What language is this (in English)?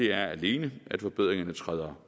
Danish